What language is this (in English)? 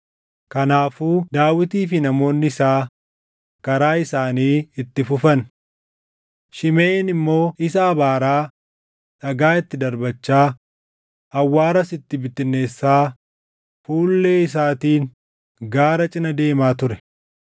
Oromo